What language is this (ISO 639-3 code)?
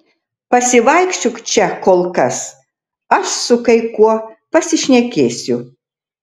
lit